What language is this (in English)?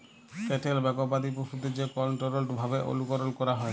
Bangla